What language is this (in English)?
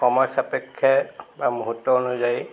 Assamese